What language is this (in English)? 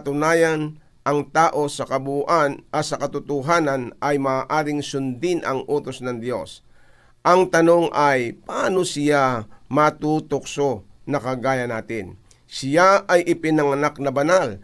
Filipino